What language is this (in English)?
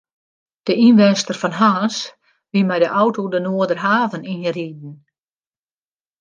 Western Frisian